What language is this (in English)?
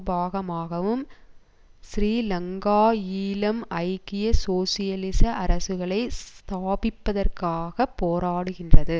Tamil